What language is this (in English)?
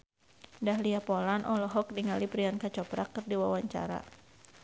Sundanese